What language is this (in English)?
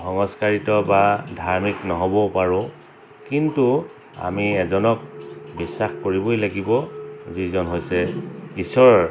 Assamese